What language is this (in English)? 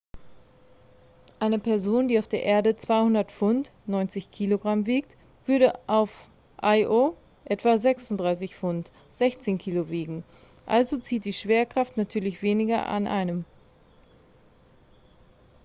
German